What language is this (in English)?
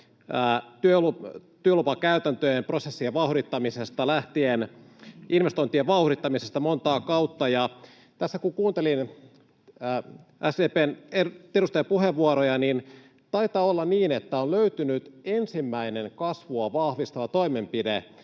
Finnish